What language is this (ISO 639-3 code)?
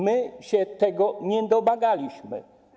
pol